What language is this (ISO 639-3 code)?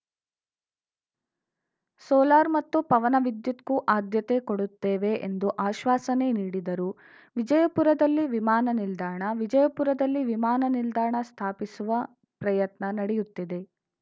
kan